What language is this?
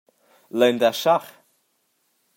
Romansh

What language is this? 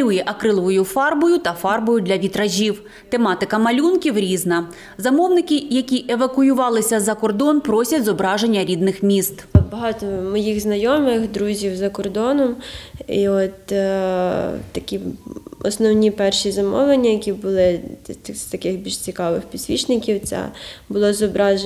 Ukrainian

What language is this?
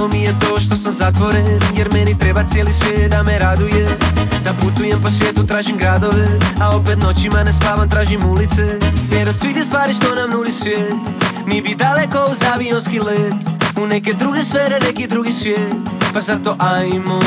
Croatian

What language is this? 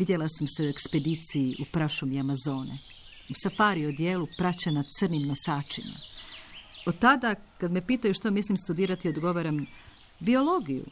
Croatian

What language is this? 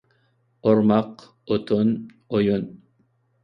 Uyghur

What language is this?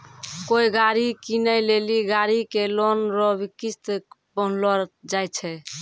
Maithili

